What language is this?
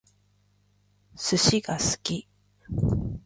Japanese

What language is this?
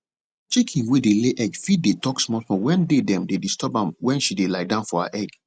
Nigerian Pidgin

